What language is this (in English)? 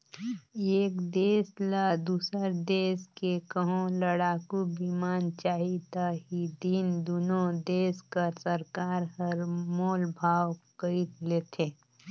Chhattisgarhi